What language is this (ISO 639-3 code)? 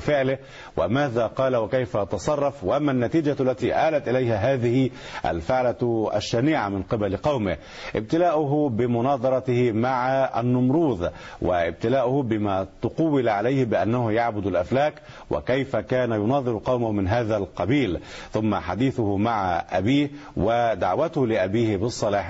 ara